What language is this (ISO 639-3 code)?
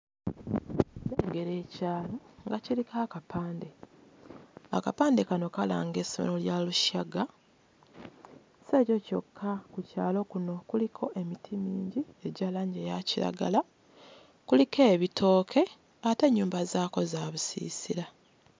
lug